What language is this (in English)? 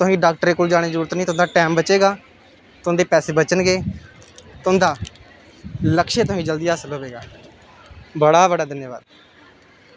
Dogri